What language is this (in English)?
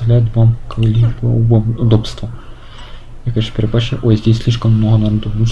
Russian